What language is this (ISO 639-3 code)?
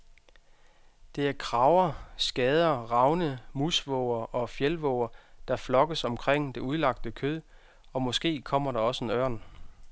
dan